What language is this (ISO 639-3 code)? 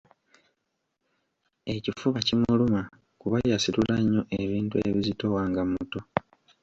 lug